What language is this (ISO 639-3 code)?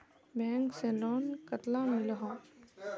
mag